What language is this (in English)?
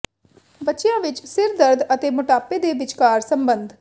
Punjabi